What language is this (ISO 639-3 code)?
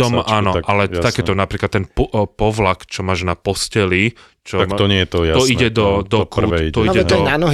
slk